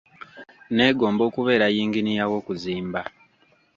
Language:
Ganda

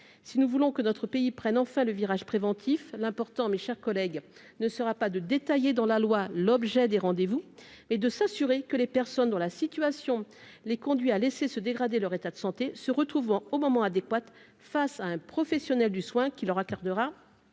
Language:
French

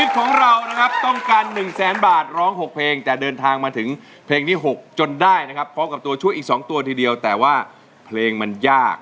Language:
Thai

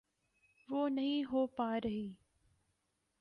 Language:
Urdu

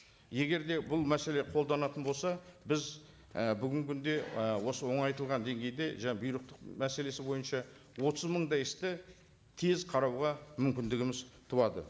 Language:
Kazakh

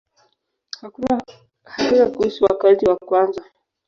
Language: Swahili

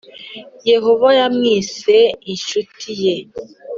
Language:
Kinyarwanda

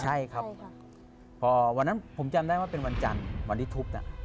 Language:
Thai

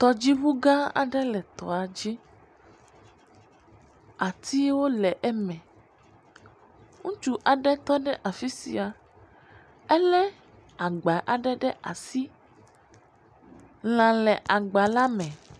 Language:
Ewe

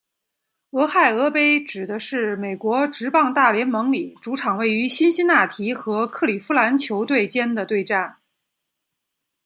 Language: Chinese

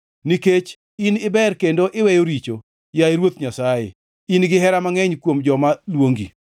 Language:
Luo (Kenya and Tanzania)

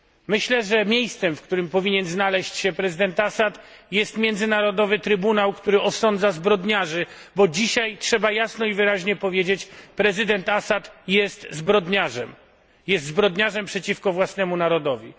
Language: Polish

